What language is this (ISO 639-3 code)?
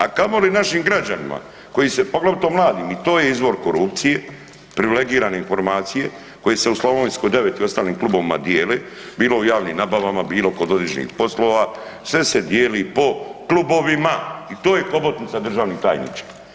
hrv